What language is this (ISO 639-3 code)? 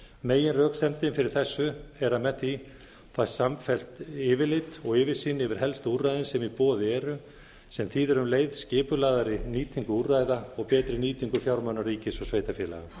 isl